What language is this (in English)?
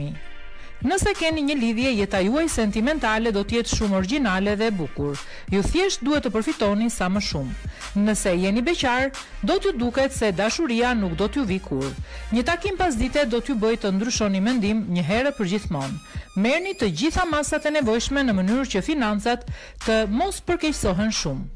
Romanian